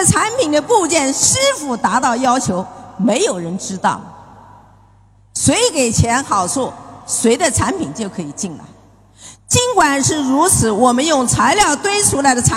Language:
Chinese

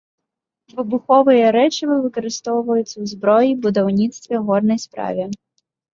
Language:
Belarusian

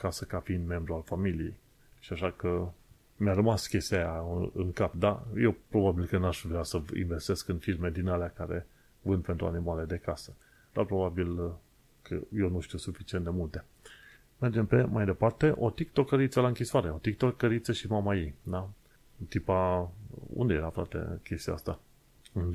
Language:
Romanian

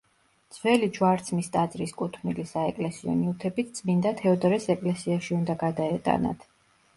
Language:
Georgian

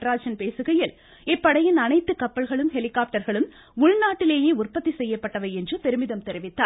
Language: Tamil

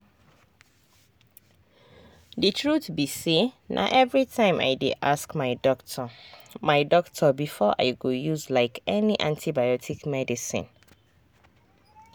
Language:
Nigerian Pidgin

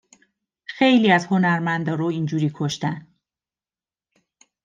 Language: Persian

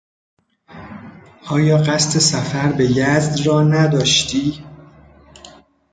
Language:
Persian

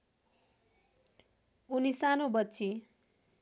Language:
Nepali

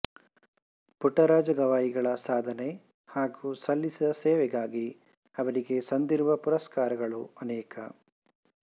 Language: Kannada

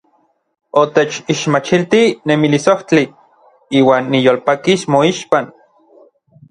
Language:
Orizaba Nahuatl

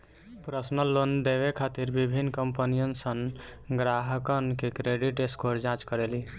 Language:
Bhojpuri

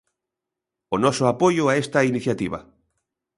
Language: Galician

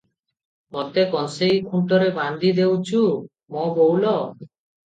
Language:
Odia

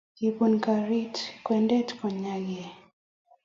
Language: Kalenjin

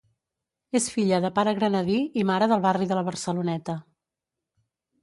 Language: Catalan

